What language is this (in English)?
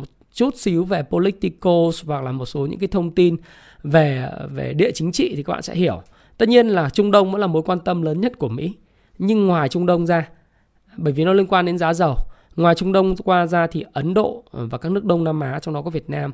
Vietnamese